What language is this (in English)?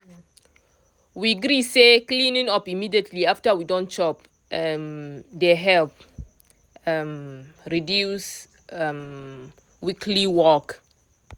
Nigerian Pidgin